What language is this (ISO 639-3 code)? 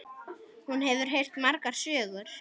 isl